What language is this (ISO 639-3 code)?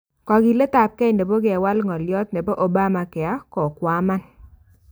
kln